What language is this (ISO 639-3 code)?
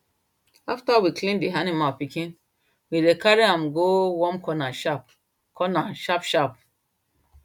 pcm